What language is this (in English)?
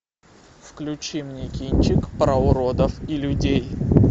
Russian